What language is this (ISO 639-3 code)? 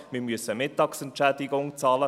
gsw